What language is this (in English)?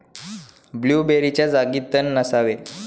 Marathi